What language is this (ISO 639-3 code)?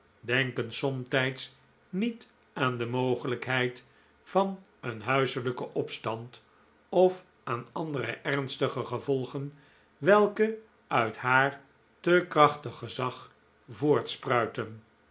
nld